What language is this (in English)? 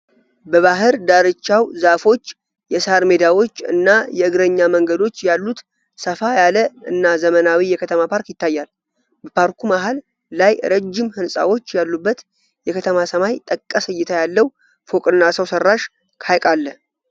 Amharic